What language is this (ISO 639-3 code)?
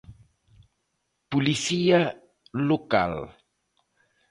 glg